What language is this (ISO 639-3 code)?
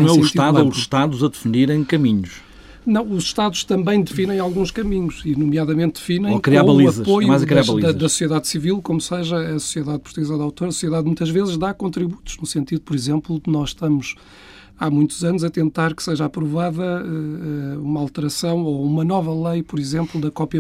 por